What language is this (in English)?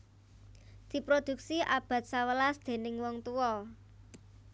Javanese